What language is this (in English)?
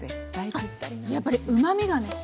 Japanese